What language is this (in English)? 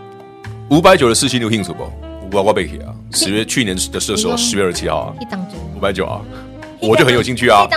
Chinese